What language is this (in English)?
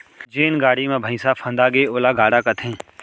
Chhattisgarhi